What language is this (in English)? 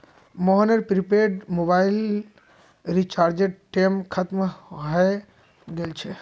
Magahi